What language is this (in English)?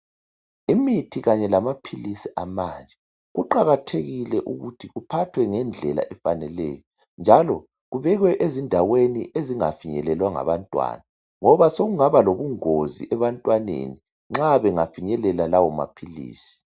North Ndebele